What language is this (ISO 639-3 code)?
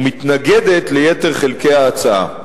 heb